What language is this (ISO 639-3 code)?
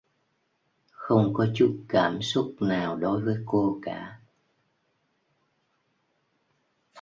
vie